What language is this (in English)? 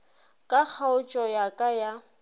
Northern Sotho